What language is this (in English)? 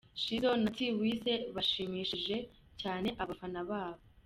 Kinyarwanda